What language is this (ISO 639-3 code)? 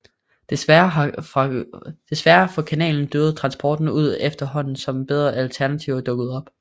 dan